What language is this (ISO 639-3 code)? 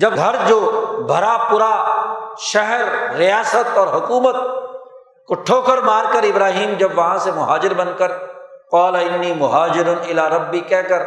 urd